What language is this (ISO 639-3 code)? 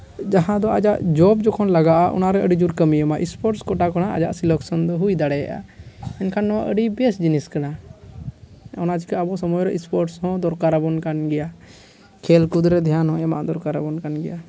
sat